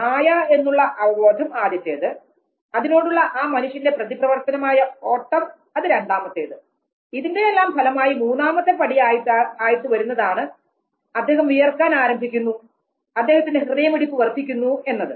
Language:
Malayalam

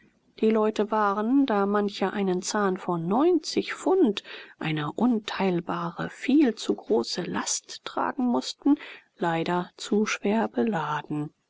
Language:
German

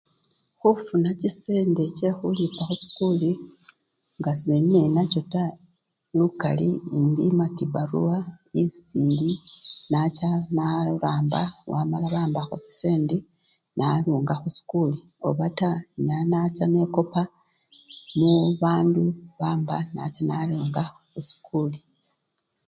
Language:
Luyia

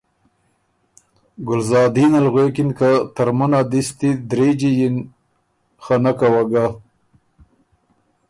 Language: Ormuri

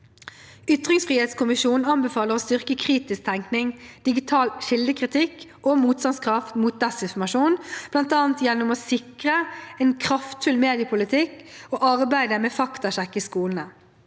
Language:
Norwegian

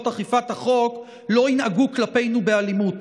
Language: Hebrew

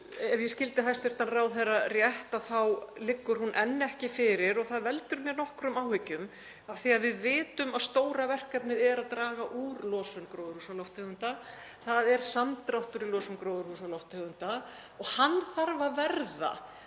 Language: Icelandic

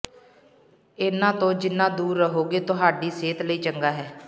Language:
Punjabi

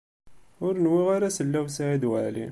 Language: Kabyle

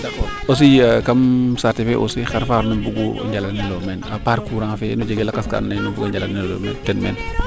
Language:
Serer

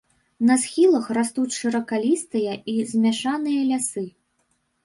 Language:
Belarusian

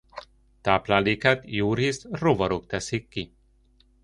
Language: Hungarian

